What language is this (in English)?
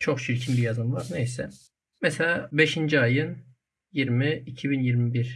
Turkish